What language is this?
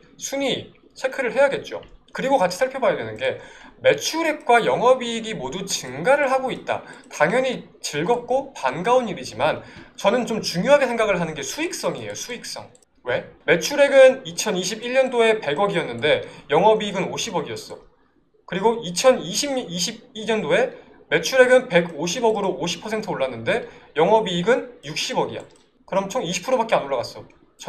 Korean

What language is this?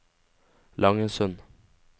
Norwegian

